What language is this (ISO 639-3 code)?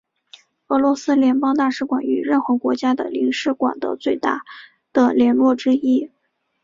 zho